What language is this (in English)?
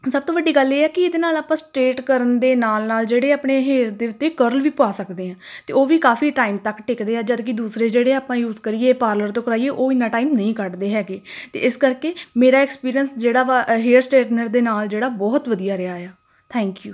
Punjabi